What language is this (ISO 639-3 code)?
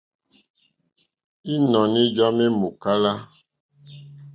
bri